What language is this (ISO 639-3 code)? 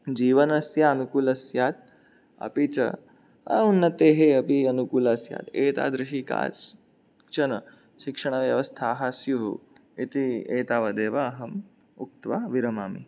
san